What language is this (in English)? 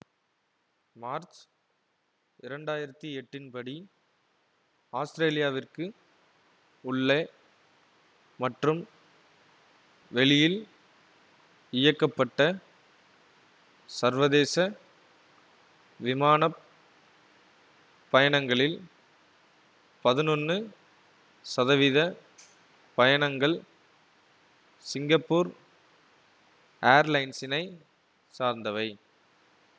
Tamil